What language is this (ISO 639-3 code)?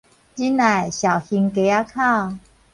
nan